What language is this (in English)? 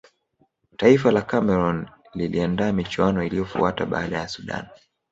Swahili